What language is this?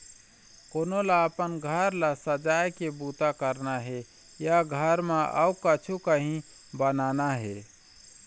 Chhattisgarhi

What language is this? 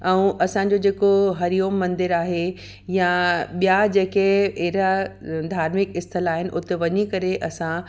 Sindhi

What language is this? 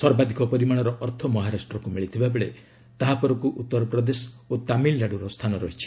Odia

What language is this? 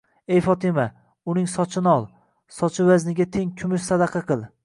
Uzbek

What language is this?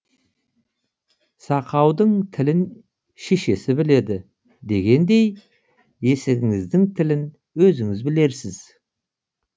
Kazakh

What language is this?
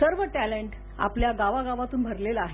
Marathi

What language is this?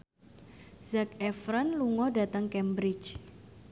Javanese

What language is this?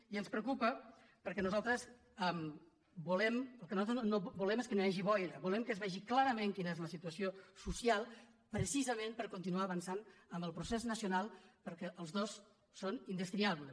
Catalan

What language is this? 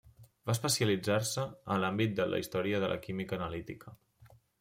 Catalan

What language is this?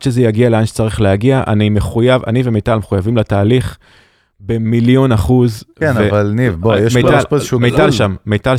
Hebrew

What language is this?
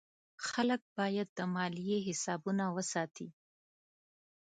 Pashto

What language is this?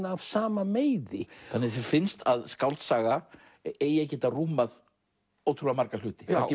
Icelandic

